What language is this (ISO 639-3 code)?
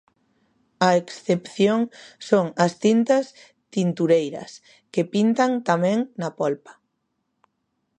glg